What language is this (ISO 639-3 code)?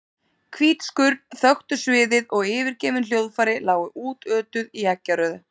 isl